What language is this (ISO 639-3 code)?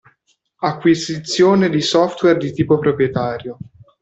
ita